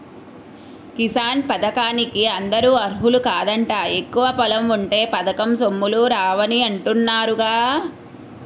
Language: Telugu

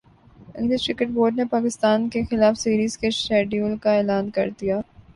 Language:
Urdu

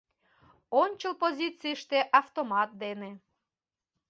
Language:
Mari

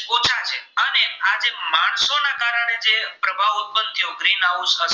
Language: Gujarati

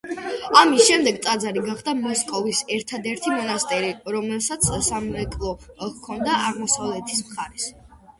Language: Georgian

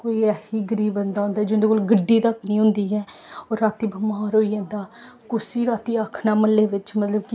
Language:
Dogri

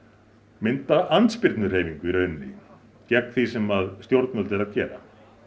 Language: Icelandic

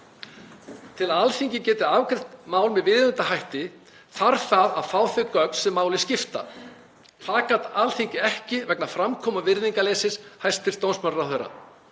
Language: Icelandic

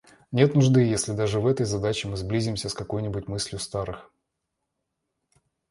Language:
Russian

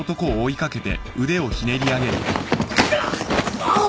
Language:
Japanese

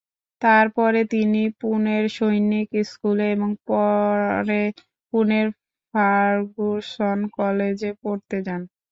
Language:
Bangla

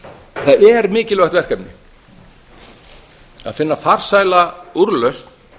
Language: Icelandic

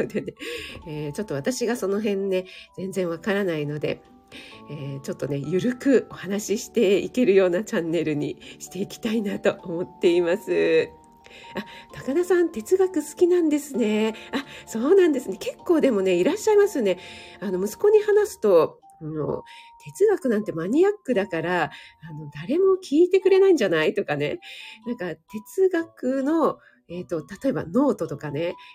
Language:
Japanese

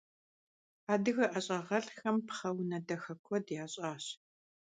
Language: Kabardian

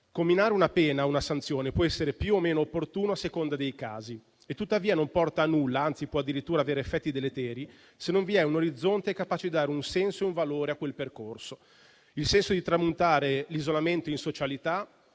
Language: Italian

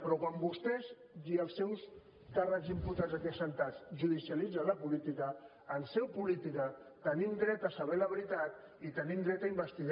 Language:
Catalan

